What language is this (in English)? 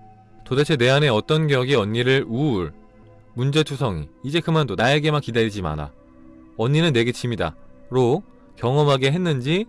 Korean